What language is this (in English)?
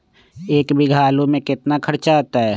Magahi